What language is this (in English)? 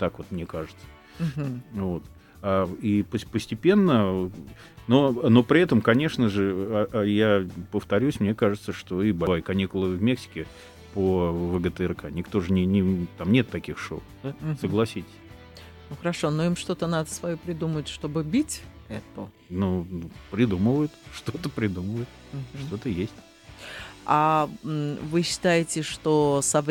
Russian